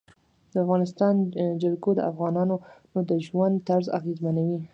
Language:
Pashto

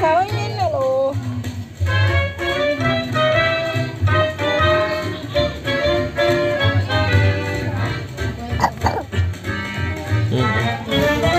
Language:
Indonesian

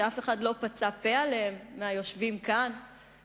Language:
Hebrew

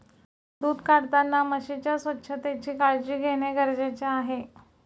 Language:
Marathi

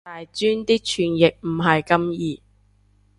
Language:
Cantonese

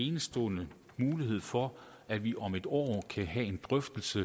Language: Danish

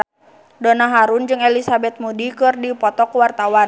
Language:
Sundanese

